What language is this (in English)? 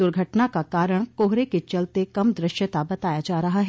Hindi